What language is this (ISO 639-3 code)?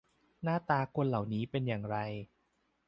tha